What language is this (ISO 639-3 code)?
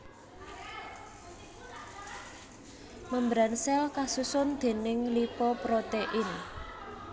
jav